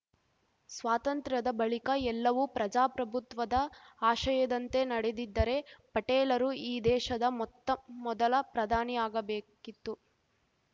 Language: Kannada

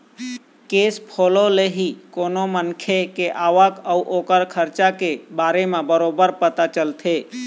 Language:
Chhattisgarhi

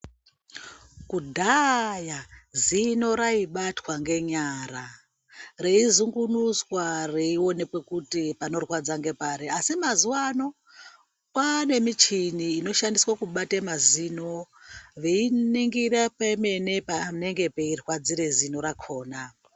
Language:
Ndau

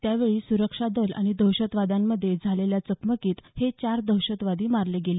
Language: Marathi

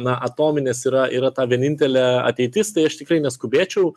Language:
Lithuanian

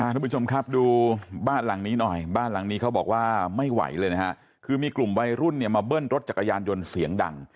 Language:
Thai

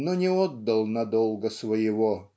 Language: Russian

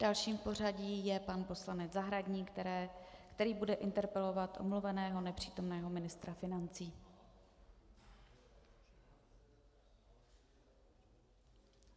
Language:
Czech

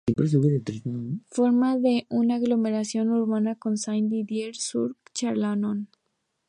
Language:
Spanish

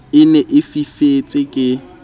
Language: Southern Sotho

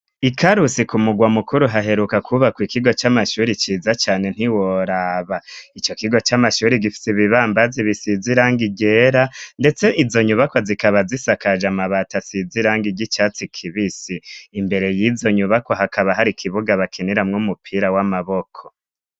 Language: Rundi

